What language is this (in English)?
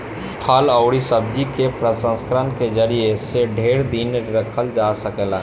Bhojpuri